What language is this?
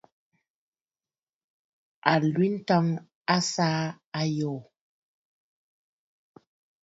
Bafut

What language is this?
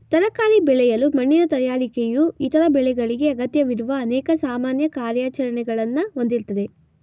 Kannada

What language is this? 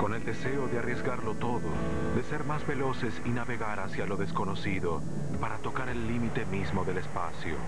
Spanish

